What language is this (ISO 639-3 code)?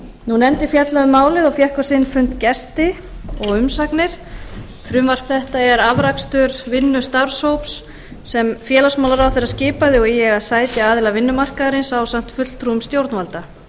isl